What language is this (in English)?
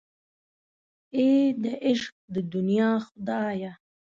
Pashto